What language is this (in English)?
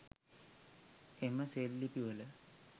Sinhala